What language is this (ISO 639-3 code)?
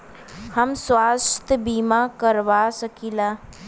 bho